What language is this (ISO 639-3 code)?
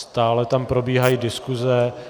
ces